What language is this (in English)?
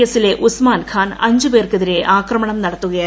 Malayalam